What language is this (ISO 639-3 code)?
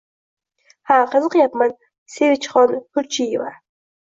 uzb